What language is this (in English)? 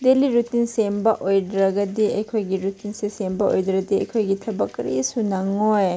Manipuri